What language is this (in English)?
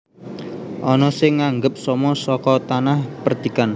Javanese